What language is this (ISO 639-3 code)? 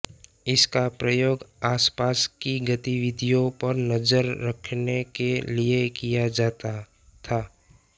hin